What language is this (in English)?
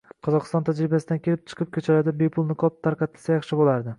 Uzbek